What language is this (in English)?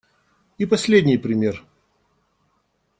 Russian